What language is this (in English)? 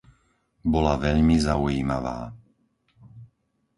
Slovak